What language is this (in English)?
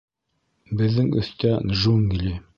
Bashkir